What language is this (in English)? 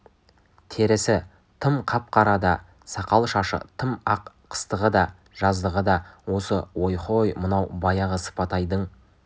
Kazakh